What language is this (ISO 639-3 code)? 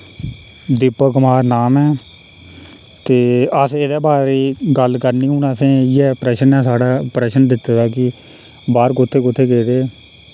doi